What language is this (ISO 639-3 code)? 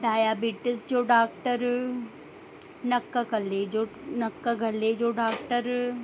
snd